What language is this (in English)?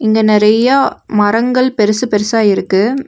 Tamil